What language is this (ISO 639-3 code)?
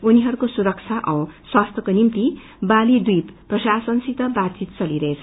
nep